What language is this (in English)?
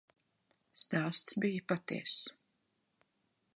Latvian